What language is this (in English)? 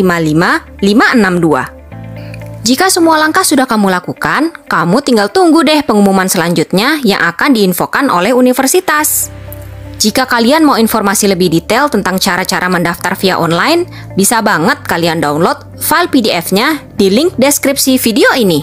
Indonesian